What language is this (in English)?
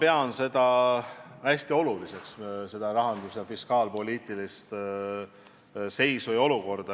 Estonian